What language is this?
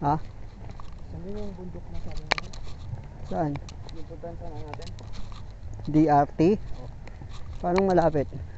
Filipino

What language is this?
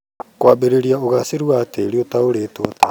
Kikuyu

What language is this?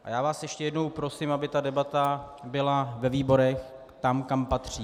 Czech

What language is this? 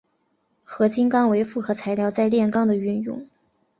Chinese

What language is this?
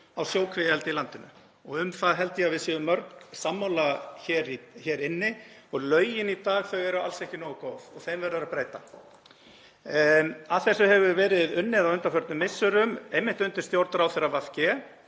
Icelandic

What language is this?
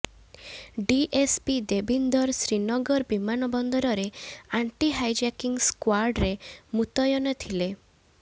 Odia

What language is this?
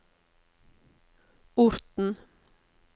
Norwegian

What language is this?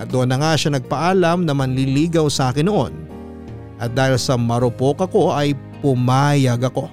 Filipino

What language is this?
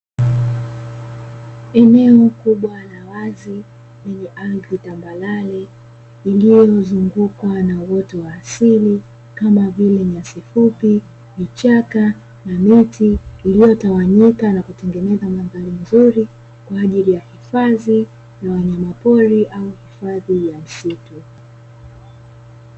Swahili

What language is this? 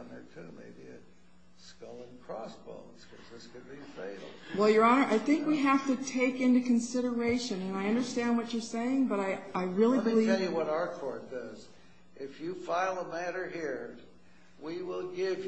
English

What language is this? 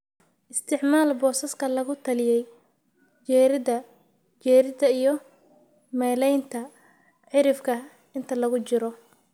Somali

